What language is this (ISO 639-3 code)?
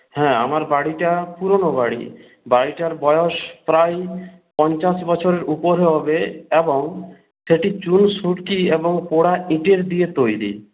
ben